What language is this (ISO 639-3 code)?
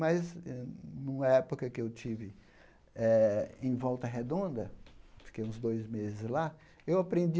por